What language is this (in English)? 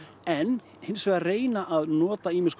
Icelandic